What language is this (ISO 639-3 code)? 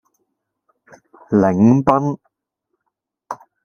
yue